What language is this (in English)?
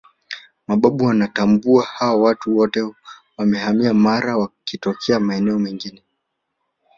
Swahili